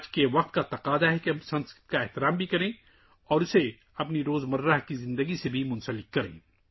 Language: Urdu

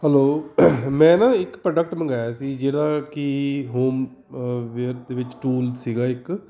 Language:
Punjabi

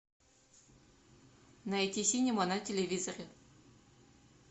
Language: Russian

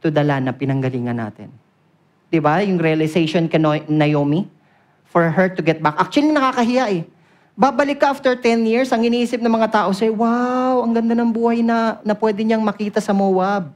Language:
Filipino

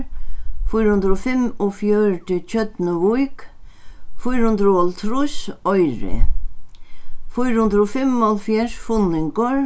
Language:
Faroese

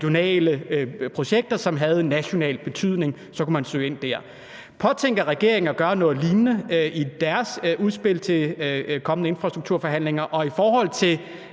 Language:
Danish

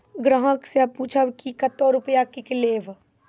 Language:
Maithili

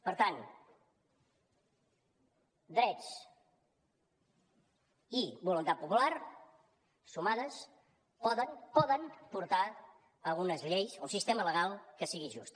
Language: Catalan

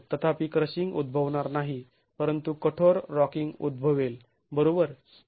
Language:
Marathi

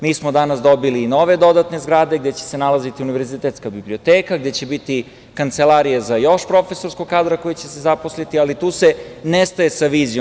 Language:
Serbian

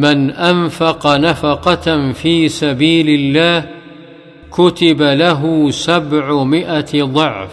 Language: Arabic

